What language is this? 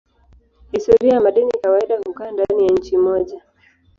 Swahili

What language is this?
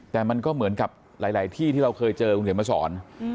Thai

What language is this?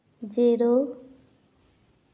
Santali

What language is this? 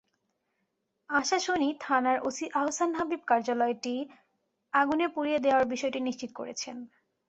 Bangla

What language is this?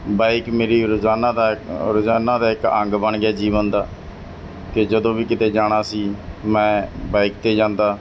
Punjabi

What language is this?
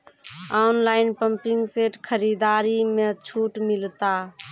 Maithili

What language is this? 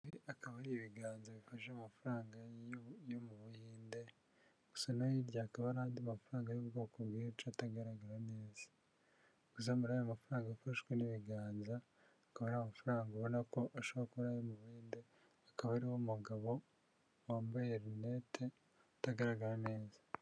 Kinyarwanda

